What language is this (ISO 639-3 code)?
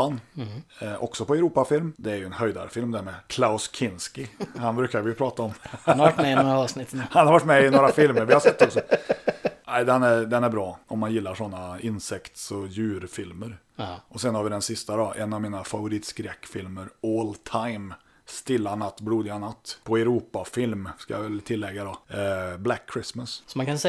swe